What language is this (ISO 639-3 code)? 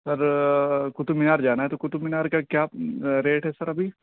urd